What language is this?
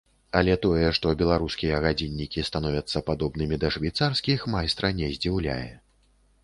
Belarusian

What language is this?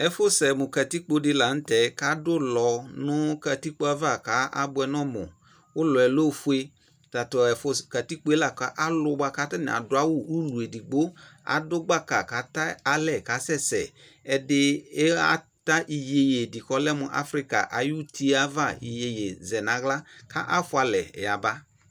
Ikposo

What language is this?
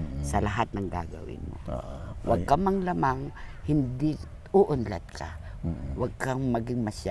Filipino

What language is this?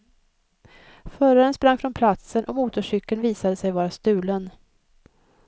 Swedish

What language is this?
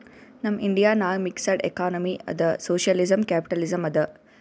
Kannada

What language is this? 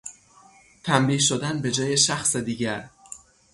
Persian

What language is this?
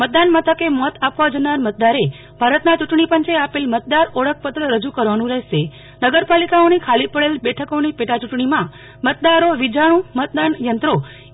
Gujarati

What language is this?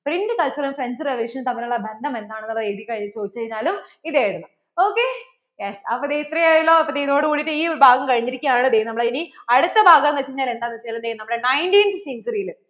Malayalam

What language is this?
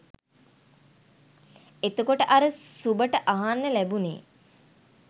Sinhala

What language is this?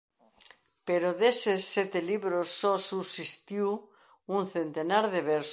Galician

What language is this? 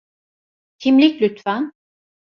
Turkish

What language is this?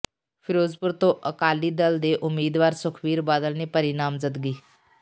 Punjabi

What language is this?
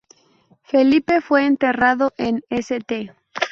Spanish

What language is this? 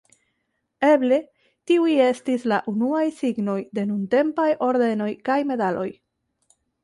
Esperanto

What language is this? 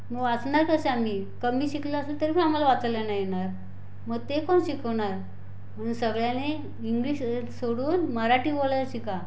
Marathi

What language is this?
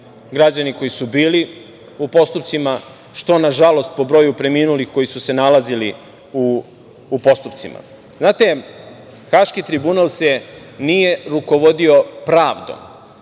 Serbian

